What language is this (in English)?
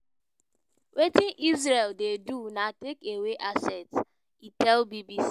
Nigerian Pidgin